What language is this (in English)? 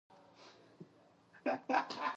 Pashto